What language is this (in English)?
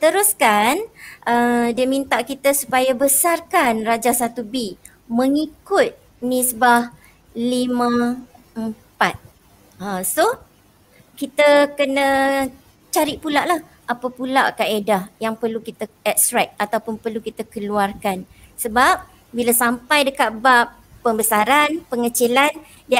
Malay